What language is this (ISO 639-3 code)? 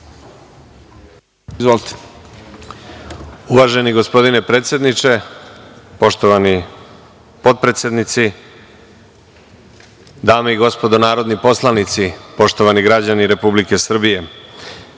srp